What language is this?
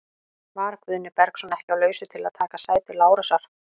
Icelandic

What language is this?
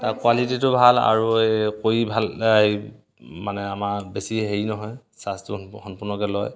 Assamese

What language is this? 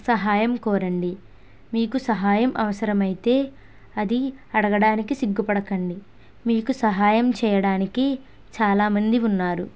Telugu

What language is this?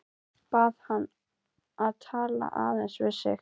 Icelandic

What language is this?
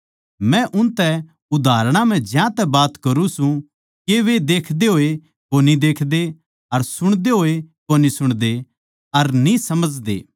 Haryanvi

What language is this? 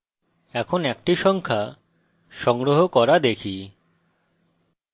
Bangla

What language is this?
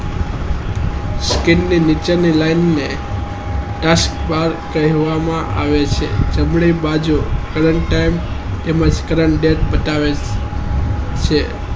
Gujarati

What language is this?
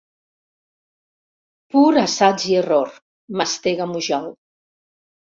Catalan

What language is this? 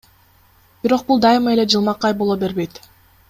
Kyrgyz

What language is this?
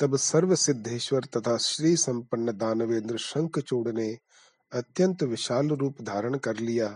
Hindi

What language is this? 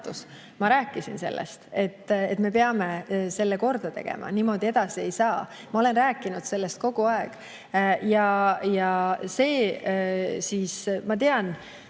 Estonian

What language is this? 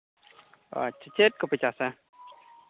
Santali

